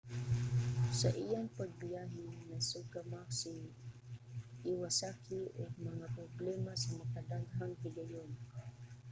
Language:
Cebuano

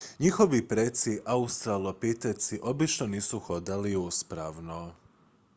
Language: Croatian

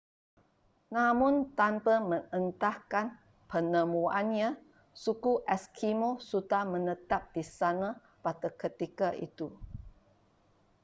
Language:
Malay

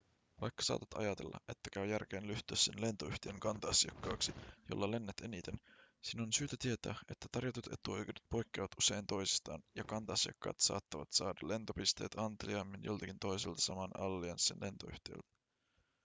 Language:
Finnish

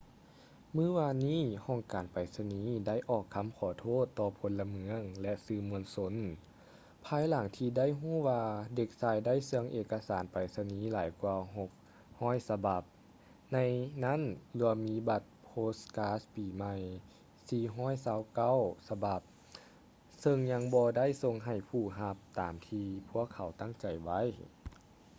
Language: Lao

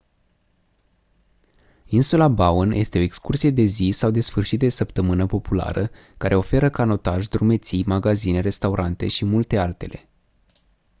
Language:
Romanian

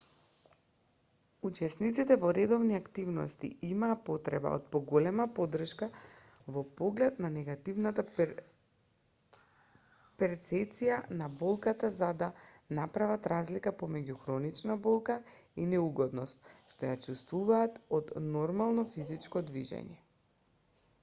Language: Macedonian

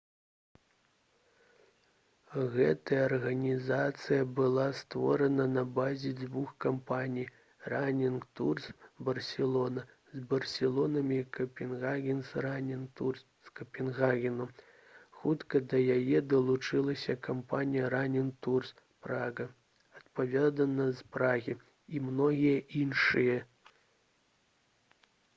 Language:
Belarusian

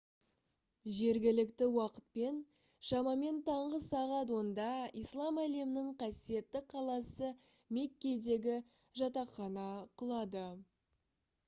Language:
Kazakh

